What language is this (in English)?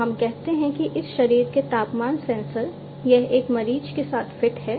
Hindi